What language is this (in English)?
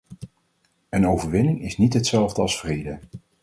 Dutch